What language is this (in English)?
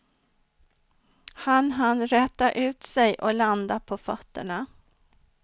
Swedish